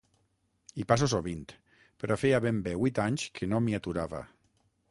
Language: Catalan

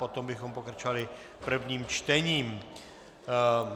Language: Czech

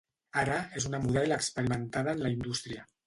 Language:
Catalan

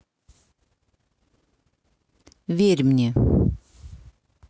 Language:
Russian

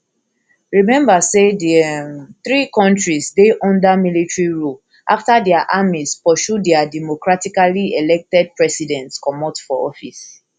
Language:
Nigerian Pidgin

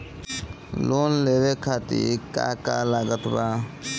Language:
Bhojpuri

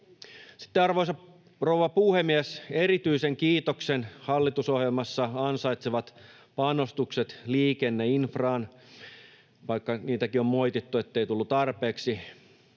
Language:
Finnish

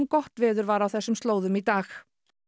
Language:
Icelandic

